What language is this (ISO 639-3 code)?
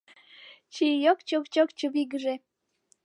chm